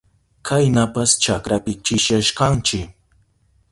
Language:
Southern Pastaza Quechua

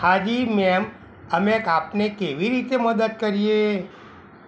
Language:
Gujarati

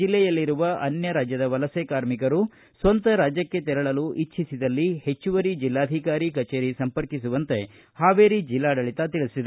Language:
Kannada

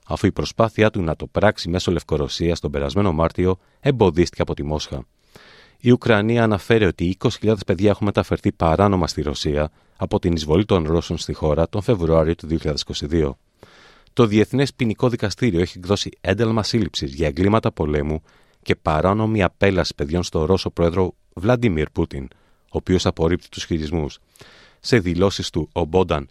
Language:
Greek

